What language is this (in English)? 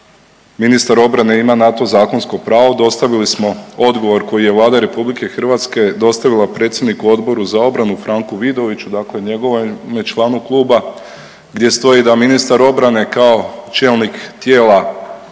Croatian